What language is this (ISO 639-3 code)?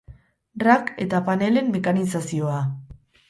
eus